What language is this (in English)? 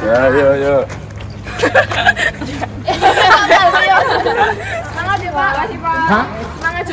Indonesian